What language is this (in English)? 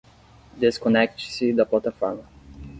Portuguese